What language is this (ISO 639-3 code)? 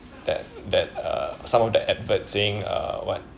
eng